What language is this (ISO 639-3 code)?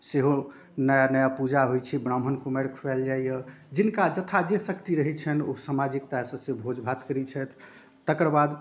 mai